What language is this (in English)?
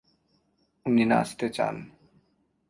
Bangla